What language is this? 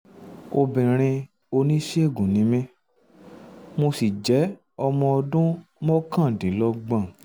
Yoruba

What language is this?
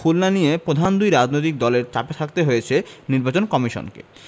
Bangla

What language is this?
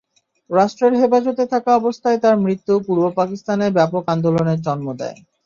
Bangla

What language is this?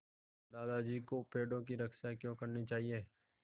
Hindi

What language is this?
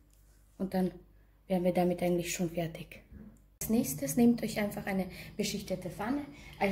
German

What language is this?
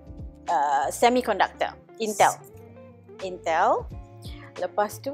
Malay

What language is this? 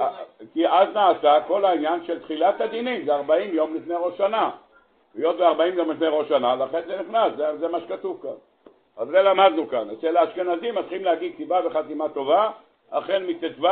Hebrew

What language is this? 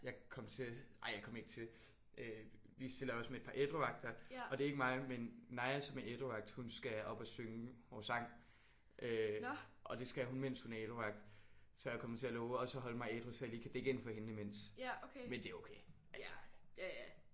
Danish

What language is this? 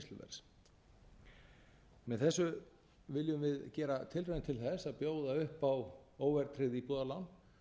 Icelandic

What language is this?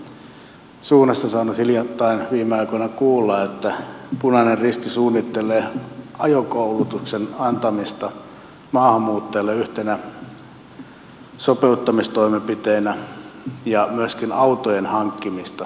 Finnish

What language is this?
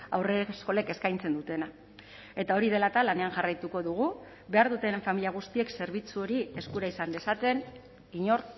Basque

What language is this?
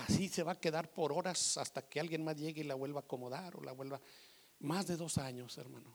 Spanish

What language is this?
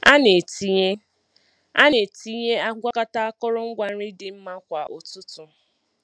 Igbo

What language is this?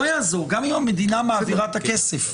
Hebrew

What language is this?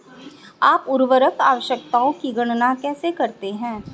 Hindi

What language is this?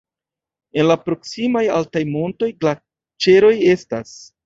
Esperanto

